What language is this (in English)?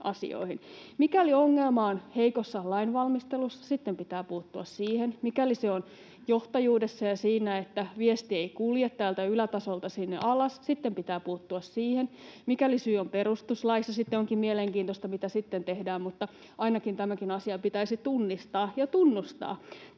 Finnish